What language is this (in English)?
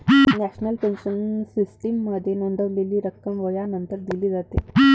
Marathi